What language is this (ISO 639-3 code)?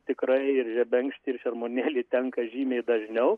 lit